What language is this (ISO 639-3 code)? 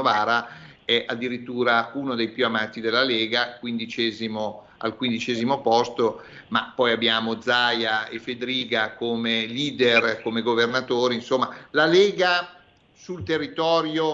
ita